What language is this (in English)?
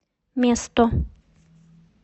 Russian